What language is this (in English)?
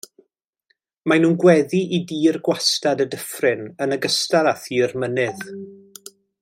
Welsh